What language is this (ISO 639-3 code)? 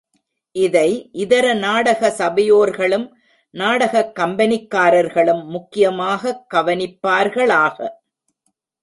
tam